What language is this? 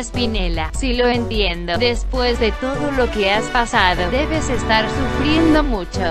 Spanish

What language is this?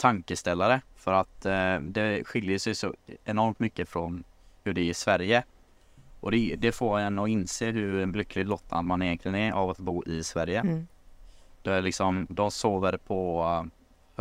Swedish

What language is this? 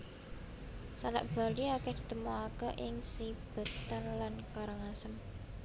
Javanese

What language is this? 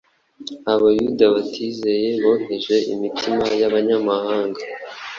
Kinyarwanda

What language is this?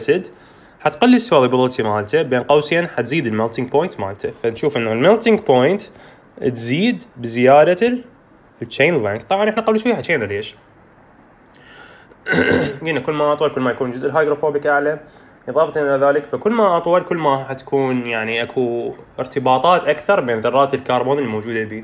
Arabic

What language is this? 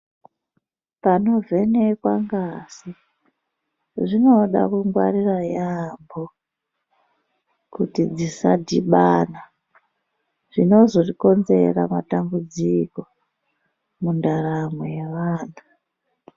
Ndau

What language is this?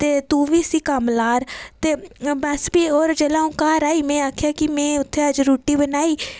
Dogri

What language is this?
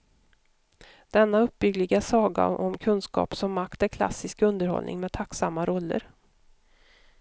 Swedish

